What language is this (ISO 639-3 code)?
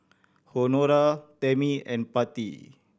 eng